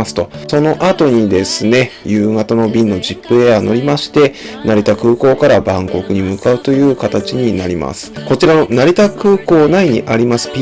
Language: Japanese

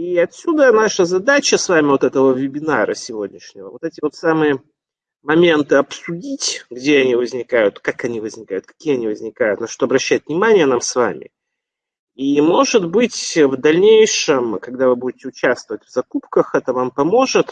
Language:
Russian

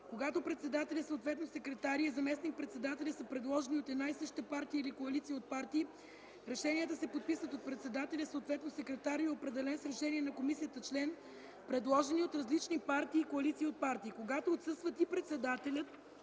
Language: Bulgarian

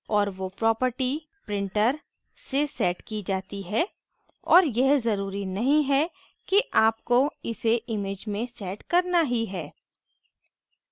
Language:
Hindi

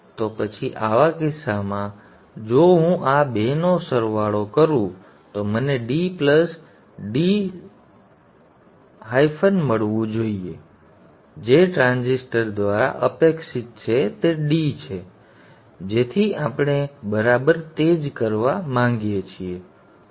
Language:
Gujarati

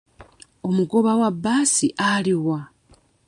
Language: Ganda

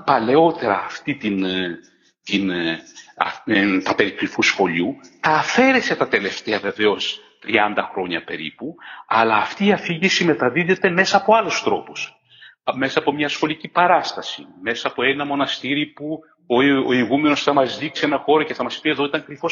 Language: Greek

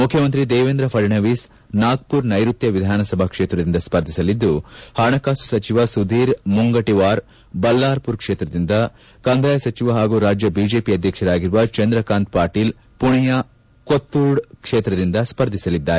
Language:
Kannada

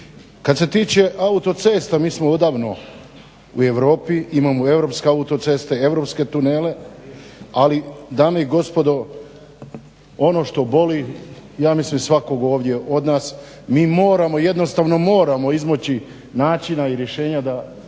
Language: Croatian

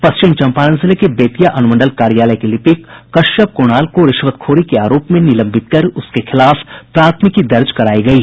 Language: Hindi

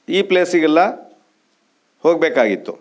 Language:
Kannada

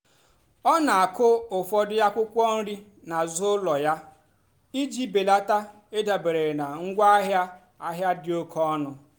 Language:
Igbo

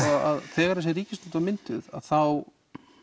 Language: Icelandic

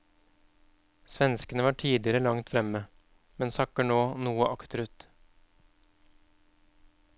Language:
Norwegian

